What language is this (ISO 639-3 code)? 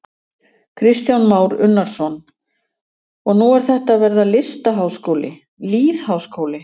isl